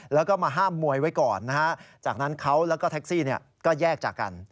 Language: Thai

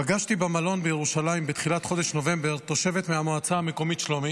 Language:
Hebrew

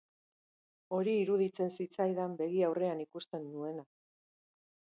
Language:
Basque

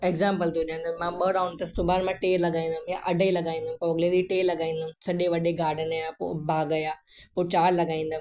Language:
Sindhi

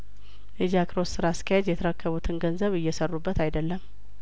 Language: Amharic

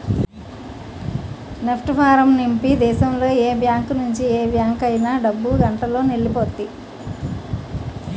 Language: Telugu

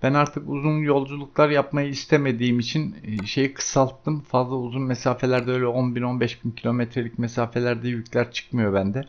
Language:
Turkish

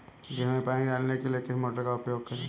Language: Hindi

